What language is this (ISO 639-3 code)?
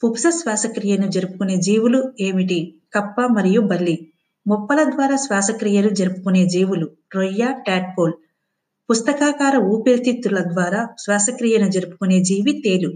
tel